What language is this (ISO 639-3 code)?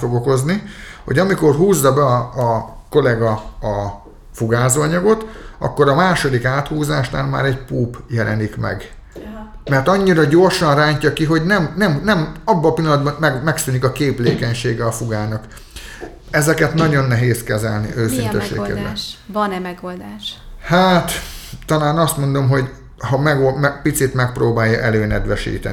hun